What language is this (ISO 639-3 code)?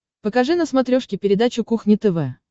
rus